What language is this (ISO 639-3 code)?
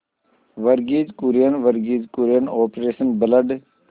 hin